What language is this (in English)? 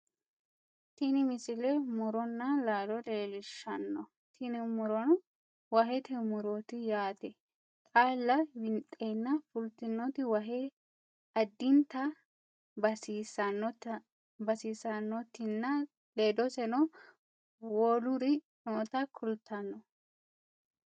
Sidamo